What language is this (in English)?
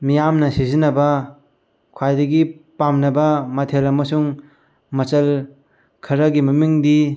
Manipuri